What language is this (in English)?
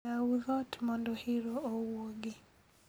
Luo (Kenya and Tanzania)